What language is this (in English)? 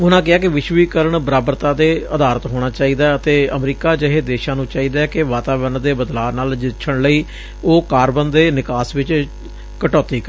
Punjabi